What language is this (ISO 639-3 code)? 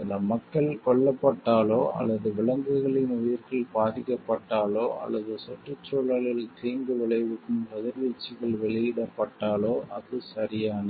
tam